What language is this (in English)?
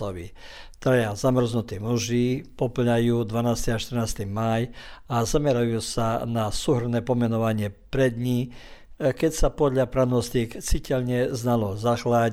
Croatian